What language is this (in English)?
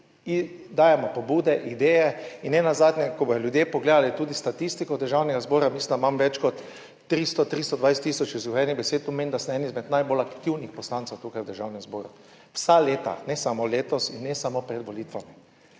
Slovenian